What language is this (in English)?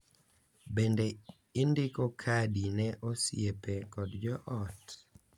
Luo (Kenya and Tanzania)